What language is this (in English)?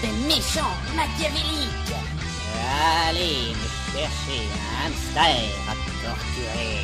French